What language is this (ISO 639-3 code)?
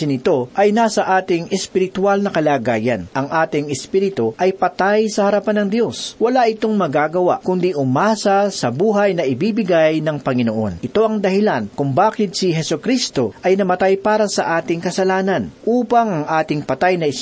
fil